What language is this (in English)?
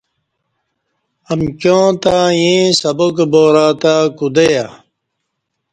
Kati